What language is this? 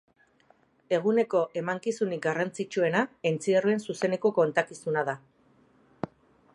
Basque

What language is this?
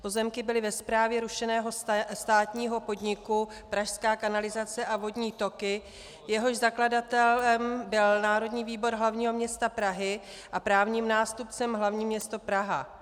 Czech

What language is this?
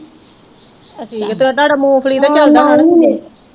Punjabi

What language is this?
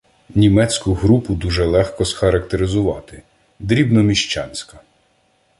Ukrainian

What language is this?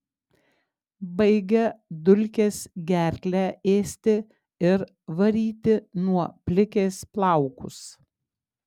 Lithuanian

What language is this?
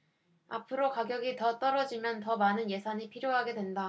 Korean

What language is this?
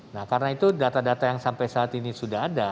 Indonesian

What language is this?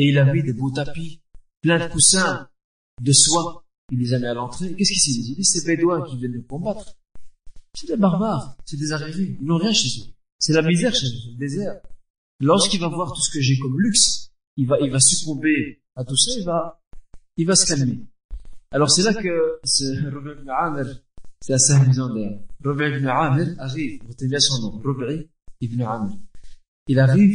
French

